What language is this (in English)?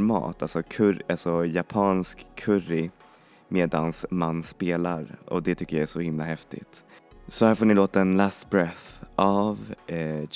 Swedish